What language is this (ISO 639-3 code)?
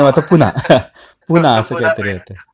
mar